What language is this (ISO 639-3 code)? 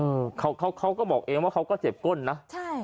tha